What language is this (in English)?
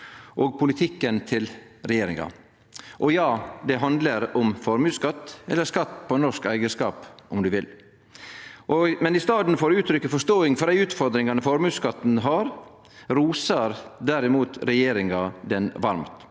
Norwegian